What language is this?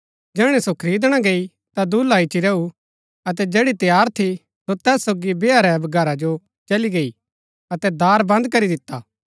Gaddi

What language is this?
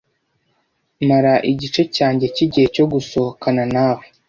Kinyarwanda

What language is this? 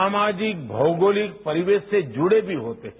Hindi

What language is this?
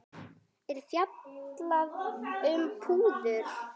Icelandic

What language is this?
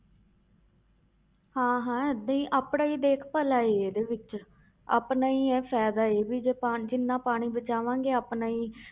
Punjabi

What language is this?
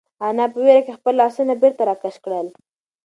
Pashto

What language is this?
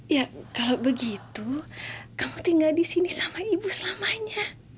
Indonesian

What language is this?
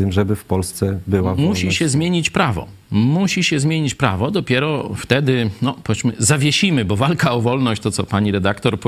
Polish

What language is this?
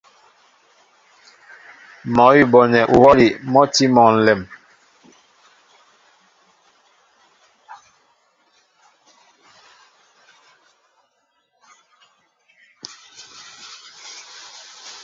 Mbo (Cameroon)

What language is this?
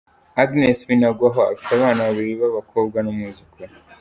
Kinyarwanda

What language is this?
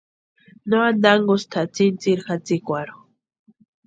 Western Highland Purepecha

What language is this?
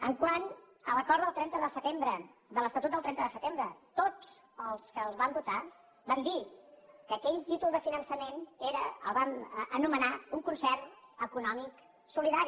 Catalan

